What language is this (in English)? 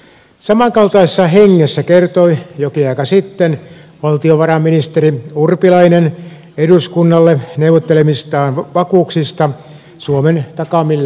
Finnish